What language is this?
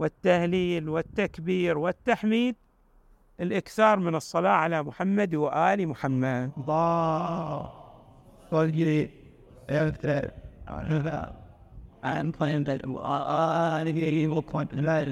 Arabic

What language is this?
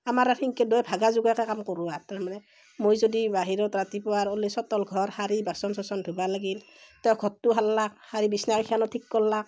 Assamese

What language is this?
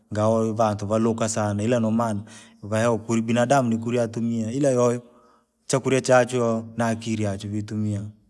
Langi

